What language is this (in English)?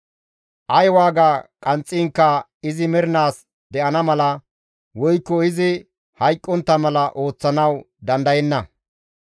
Gamo